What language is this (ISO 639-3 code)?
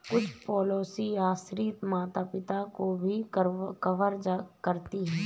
hin